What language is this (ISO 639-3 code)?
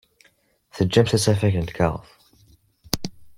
kab